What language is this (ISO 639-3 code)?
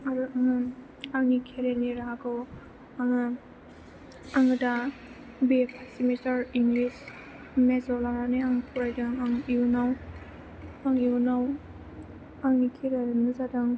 brx